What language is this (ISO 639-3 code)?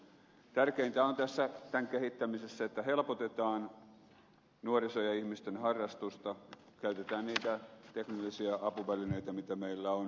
fin